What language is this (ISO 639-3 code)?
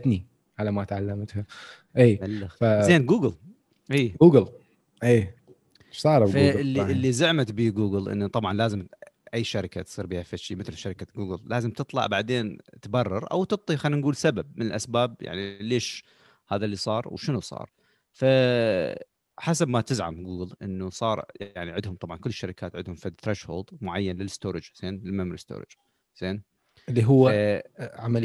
ara